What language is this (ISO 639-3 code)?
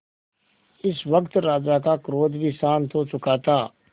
hin